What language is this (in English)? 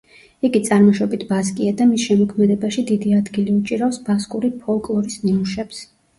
Georgian